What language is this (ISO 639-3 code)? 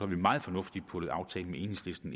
dan